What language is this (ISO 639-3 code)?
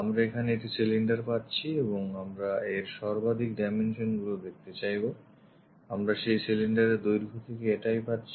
ben